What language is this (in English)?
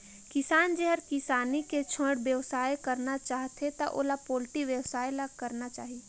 Chhattisgarhi